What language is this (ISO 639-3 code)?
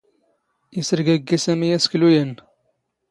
zgh